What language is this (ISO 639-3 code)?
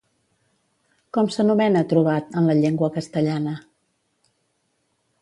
cat